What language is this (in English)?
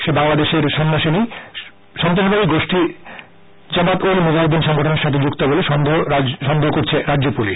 Bangla